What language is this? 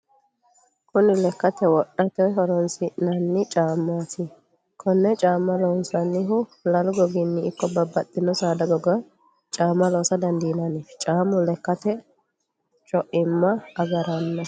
Sidamo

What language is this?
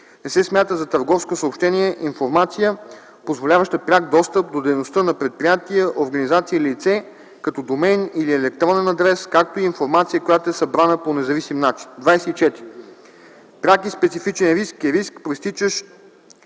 Bulgarian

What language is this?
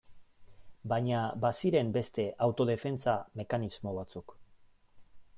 Basque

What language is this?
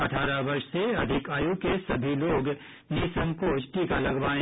Hindi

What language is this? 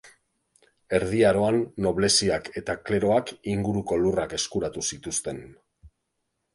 Basque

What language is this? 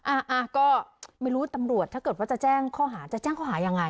Thai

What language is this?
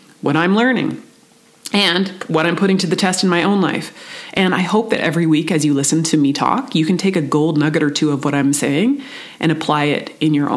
English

